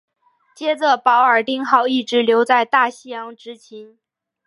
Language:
Chinese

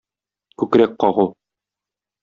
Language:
Tatar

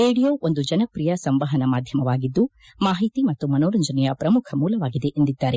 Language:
Kannada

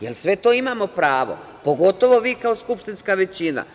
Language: Serbian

